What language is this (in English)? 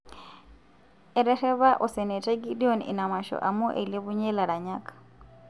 Masai